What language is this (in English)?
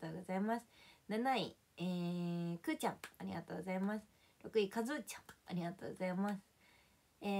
Japanese